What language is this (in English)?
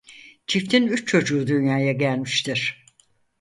Turkish